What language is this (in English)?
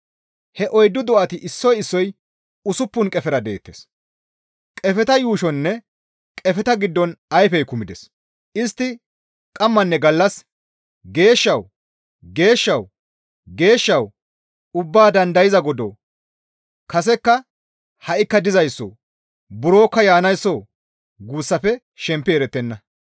Gamo